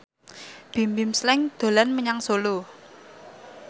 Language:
Javanese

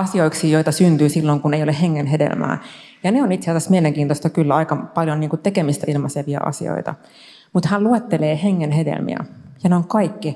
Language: Finnish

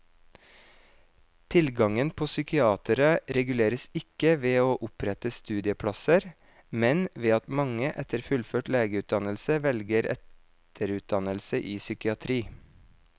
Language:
Norwegian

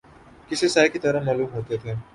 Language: Urdu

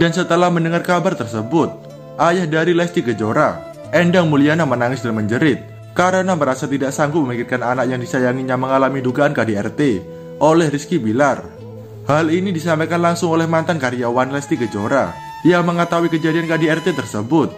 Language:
Indonesian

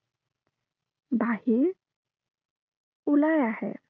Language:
Assamese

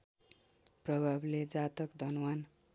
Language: Nepali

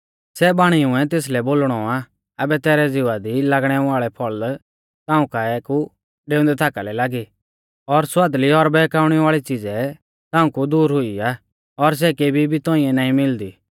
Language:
Mahasu Pahari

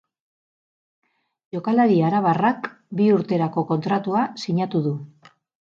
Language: Basque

